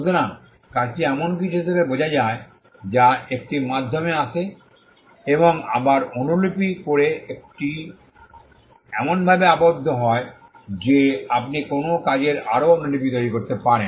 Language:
Bangla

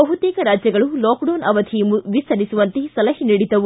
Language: Kannada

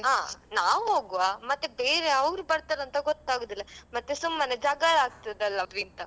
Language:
Kannada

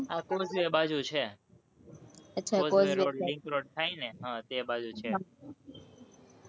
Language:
Gujarati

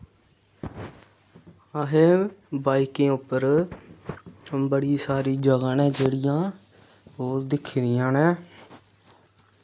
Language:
Dogri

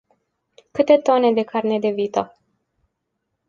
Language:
Romanian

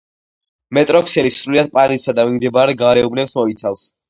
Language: Georgian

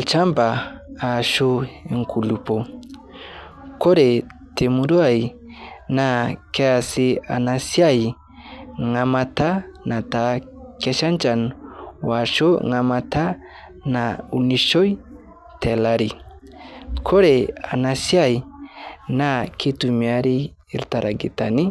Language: Masai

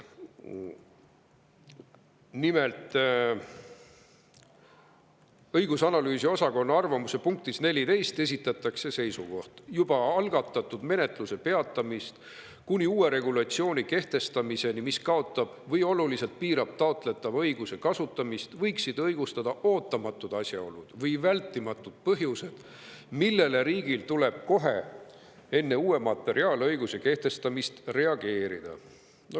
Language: Estonian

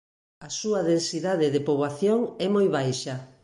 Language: Galician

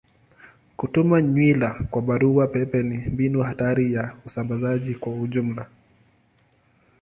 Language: Swahili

